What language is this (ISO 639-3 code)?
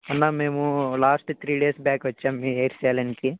tel